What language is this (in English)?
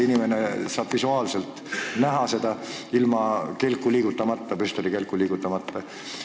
Estonian